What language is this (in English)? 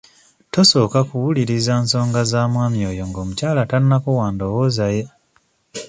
Ganda